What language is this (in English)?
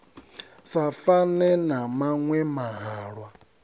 Venda